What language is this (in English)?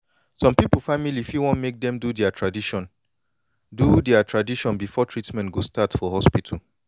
Nigerian Pidgin